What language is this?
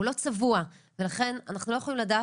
Hebrew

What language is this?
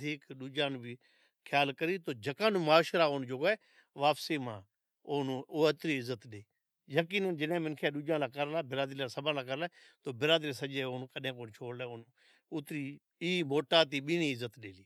Od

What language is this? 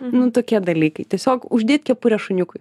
Lithuanian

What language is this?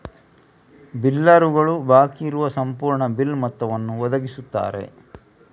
Kannada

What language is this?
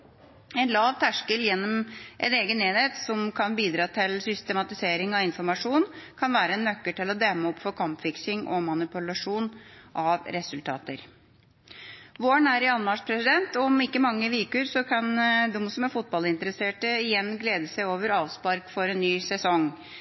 Norwegian Bokmål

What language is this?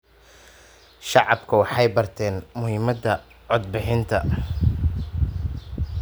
Somali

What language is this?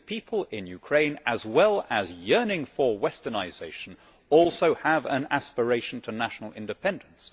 English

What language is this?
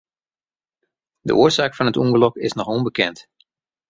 Western Frisian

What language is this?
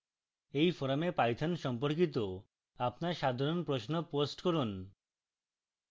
Bangla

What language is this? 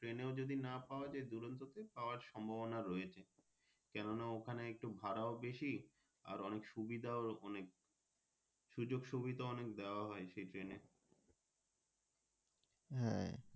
Bangla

